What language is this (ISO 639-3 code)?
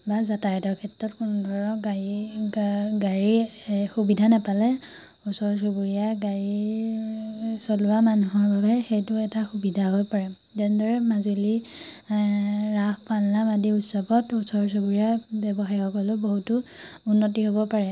asm